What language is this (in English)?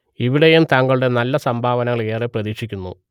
Malayalam